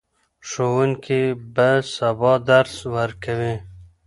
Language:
Pashto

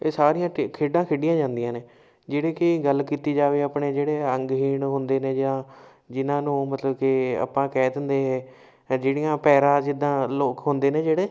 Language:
Punjabi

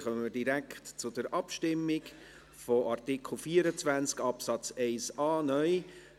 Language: Swiss German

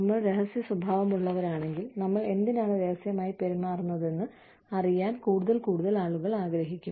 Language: Malayalam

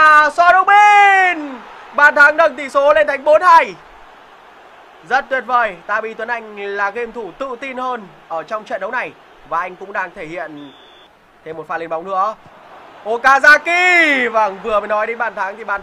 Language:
Vietnamese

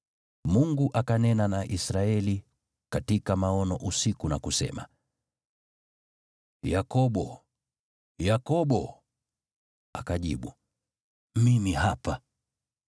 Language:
Swahili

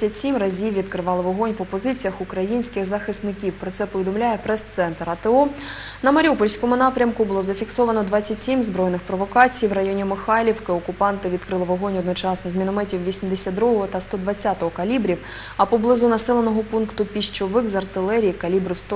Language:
Ukrainian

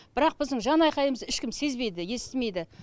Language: Kazakh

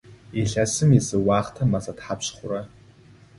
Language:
Adyghe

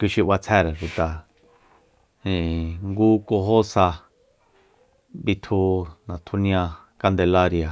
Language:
Soyaltepec Mazatec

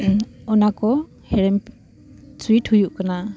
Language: Santali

